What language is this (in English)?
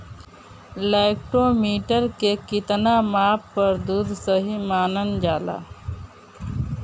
Bhojpuri